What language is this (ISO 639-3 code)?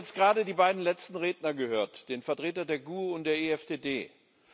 deu